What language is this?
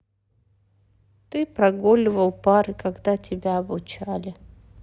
Russian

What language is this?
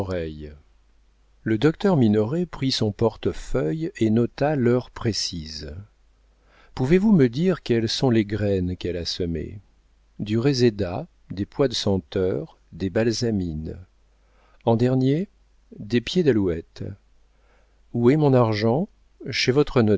French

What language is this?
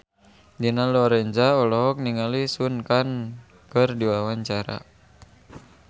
Sundanese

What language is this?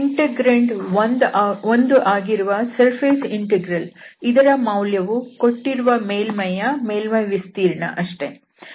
Kannada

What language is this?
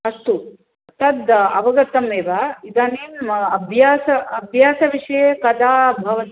Sanskrit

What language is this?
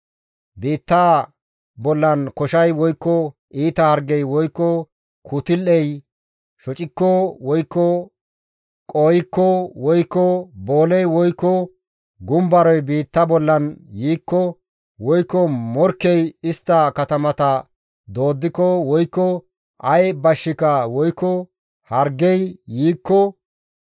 Gamo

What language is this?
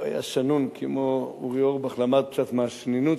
Hebrew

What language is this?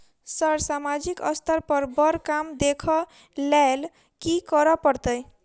Maithili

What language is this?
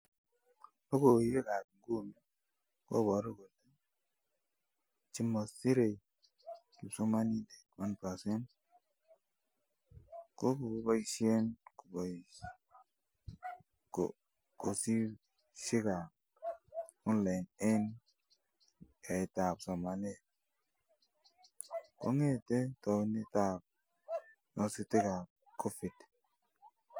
Kalenjin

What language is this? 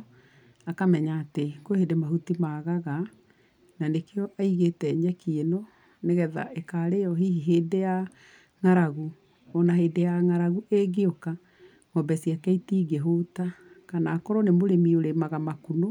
Kikuyu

